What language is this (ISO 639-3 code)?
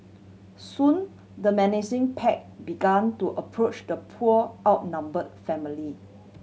eng